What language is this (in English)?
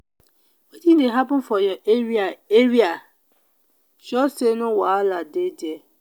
Nigerian Pidgin